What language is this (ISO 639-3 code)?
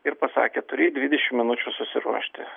lit